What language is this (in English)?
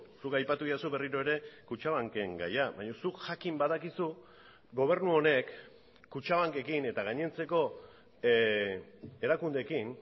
Basque